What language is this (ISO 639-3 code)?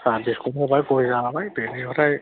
brx